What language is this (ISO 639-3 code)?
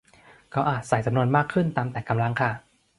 tha